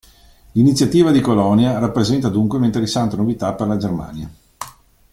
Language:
Italian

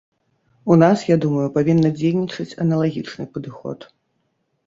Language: Belarusian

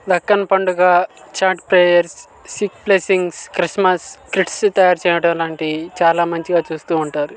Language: Telugu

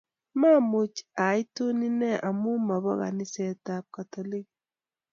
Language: Kalenjin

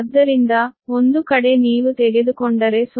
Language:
Kannada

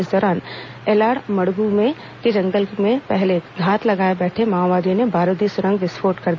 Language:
Hindi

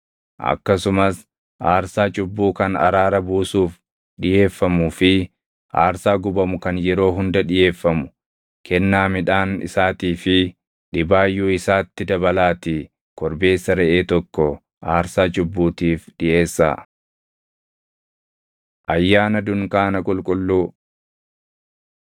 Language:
Oromo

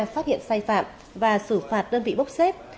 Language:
Vietnamese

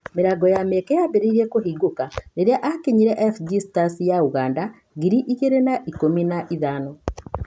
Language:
Kikuyu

